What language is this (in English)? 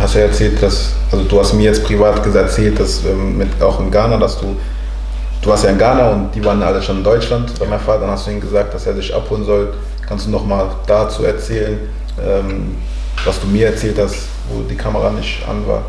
German